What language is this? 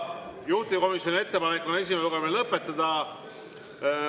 Estonian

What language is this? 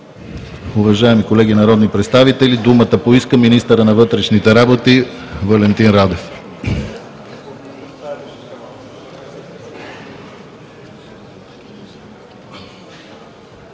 Bulgarian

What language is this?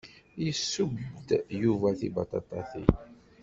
Kabyle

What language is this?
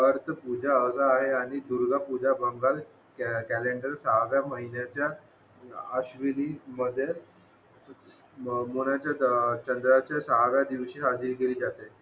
Marathi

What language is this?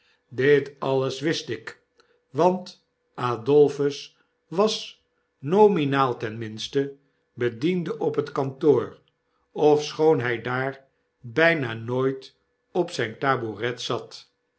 Dutch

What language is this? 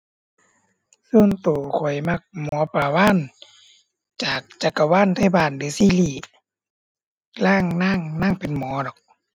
Thai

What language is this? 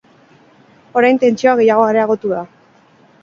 Basque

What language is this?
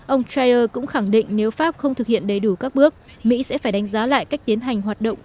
Vietnamese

